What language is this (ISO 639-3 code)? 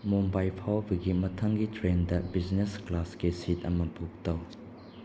mni